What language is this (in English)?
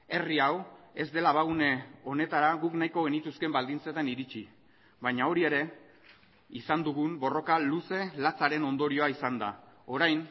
Basque